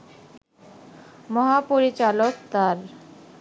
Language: Bangla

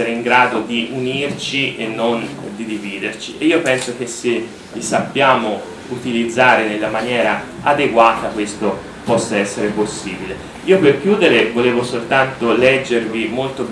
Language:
Italian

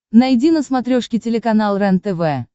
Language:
Russian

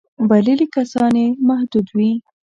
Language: Pashto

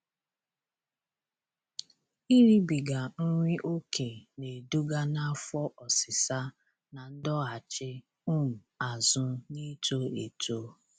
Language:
Igbo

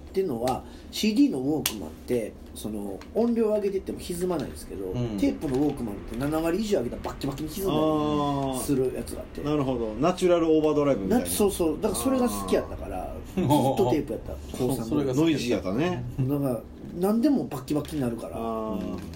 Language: Japanese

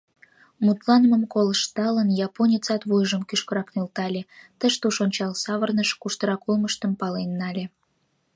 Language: Mari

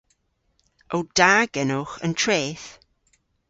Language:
Cornish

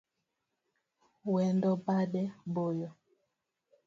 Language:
Luo (Kenya and Tanzania)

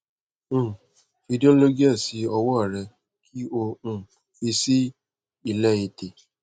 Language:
Yoruba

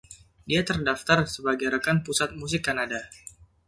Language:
Indonesian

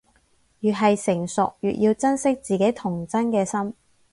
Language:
Cantonese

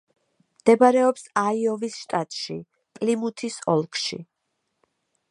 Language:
Georgian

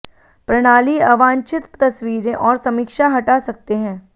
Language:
Hindi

